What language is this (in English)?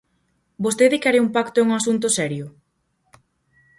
Galician